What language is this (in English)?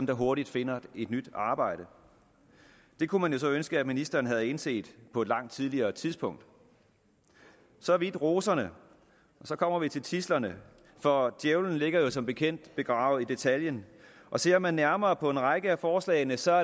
Danish